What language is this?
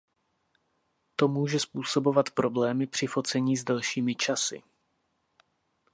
Czech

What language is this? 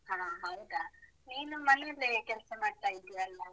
Kannada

